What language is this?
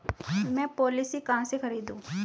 Hindi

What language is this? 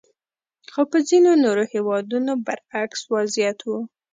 Pashto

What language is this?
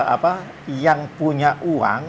Indonesian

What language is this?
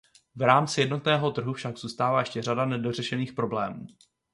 Czech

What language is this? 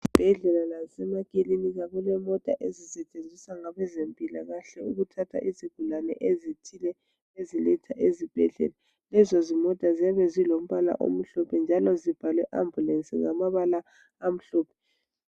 North Ndebele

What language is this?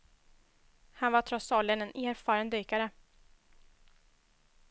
Swedish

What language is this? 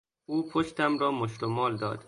Persian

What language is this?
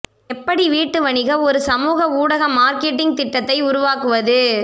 Tamil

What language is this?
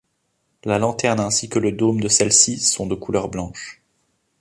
French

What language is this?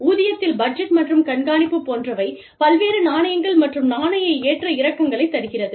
Tamil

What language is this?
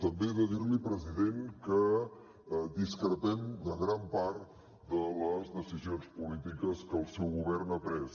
Catalan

